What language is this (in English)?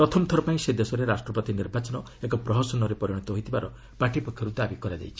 Odia